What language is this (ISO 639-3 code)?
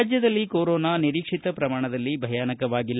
kan